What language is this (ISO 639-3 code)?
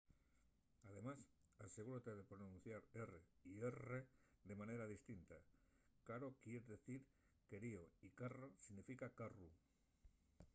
ast